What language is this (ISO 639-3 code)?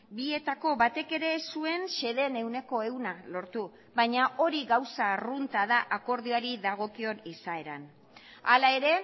eus